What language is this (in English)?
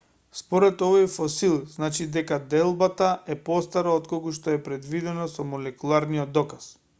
Macedonian